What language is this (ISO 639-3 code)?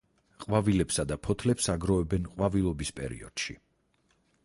kat